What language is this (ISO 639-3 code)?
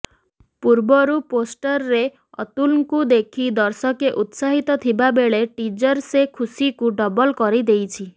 ori